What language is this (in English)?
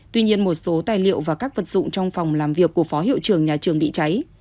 Vietnamese